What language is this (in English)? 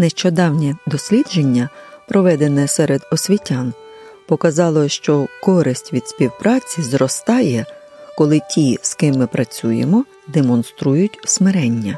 Ukrainian